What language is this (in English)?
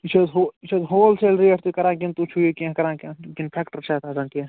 Kashmiri